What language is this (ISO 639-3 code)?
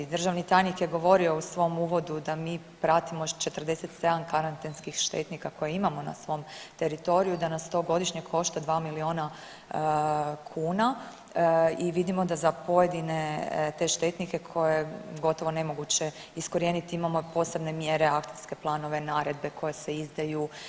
hrv